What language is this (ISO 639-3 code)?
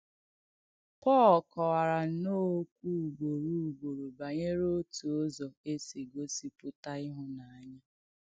ibo